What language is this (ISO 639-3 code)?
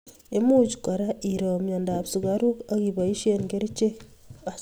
kln